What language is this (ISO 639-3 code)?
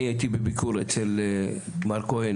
heb